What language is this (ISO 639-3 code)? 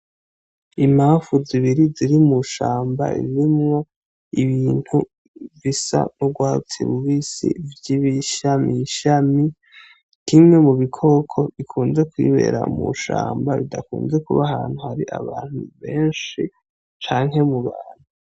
run